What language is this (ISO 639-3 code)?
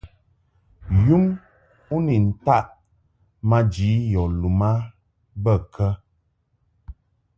mhk